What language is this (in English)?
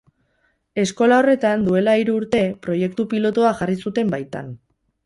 Basque